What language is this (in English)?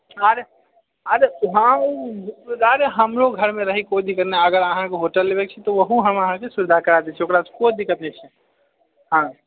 Maithili